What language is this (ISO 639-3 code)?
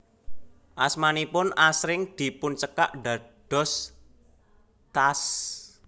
jav